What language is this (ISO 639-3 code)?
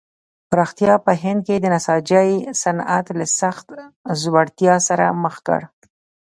pus